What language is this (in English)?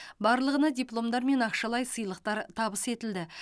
Kazakh